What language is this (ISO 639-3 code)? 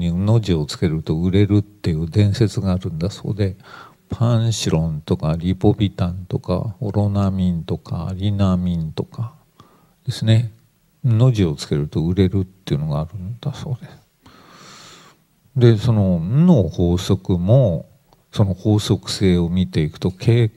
jpn